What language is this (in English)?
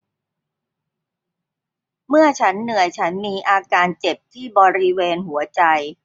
Thai